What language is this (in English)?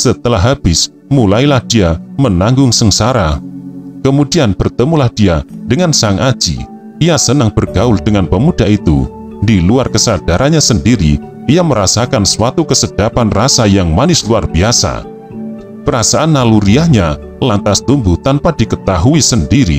Indonesian